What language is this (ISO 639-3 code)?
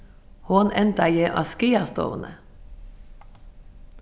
fao